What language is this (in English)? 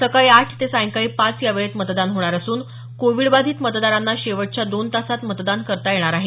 Marathi